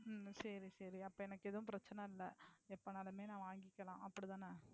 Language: Tamil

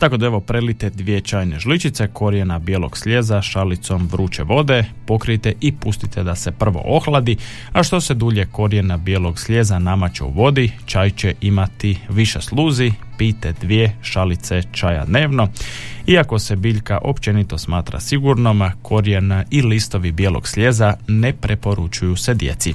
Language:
Croatian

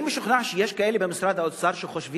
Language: Hebrew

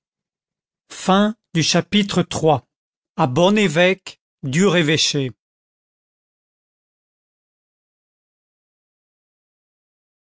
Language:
French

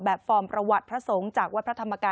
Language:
Thai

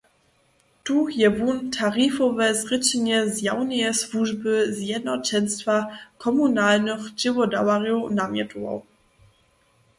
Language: Upper Sorbian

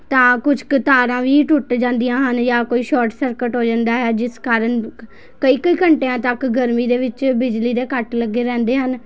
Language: Punjabi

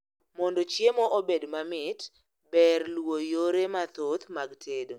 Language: Luo (Kenya and Tanzania)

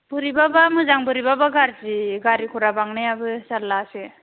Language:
Bodo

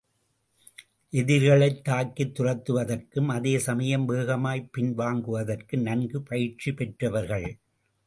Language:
Tamil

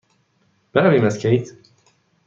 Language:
Persian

